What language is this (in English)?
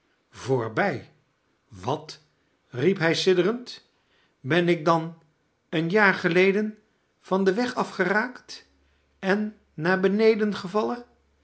Dutch